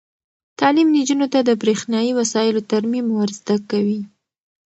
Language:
Pashto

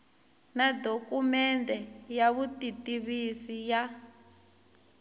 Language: Tsonga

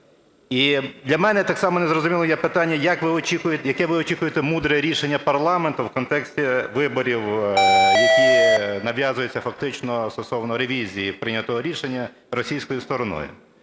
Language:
Ukrainian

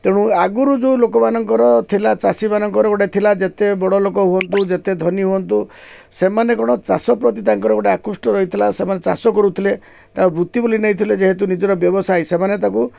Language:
Odia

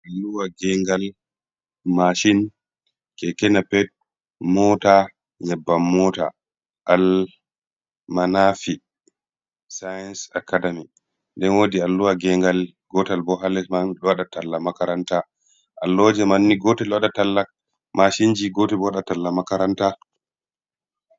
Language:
Fula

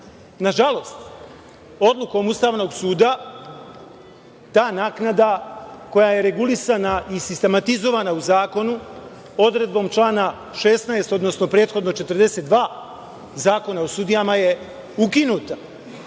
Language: Serbian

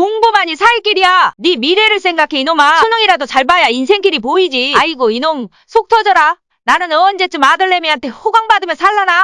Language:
Korean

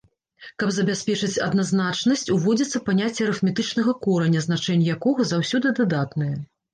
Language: Belarusian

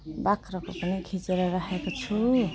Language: Nepali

